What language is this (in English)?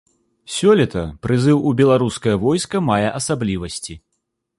Belarusian